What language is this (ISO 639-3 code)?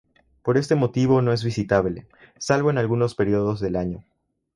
spa